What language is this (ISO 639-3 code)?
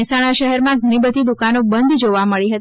guj